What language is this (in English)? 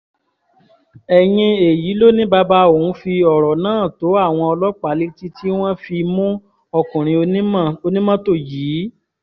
Yoruba